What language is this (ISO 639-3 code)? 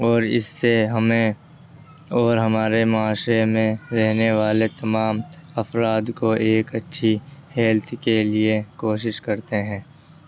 urd